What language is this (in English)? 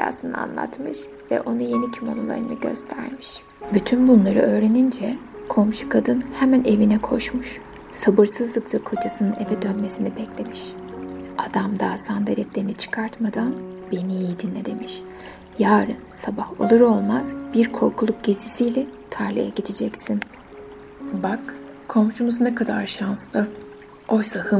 Turkish